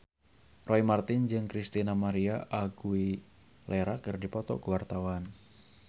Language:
Sundanese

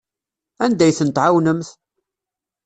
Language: Kabyle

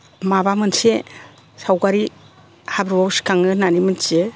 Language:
Bodo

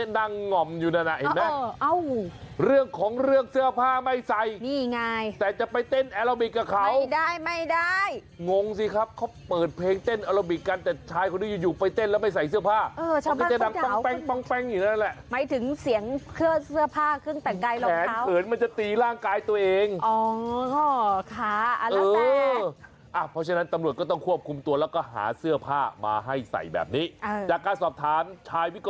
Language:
Thai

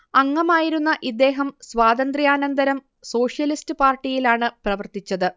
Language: Malayalam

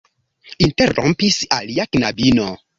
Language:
Esperanto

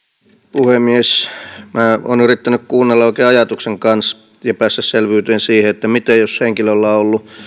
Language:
Finnish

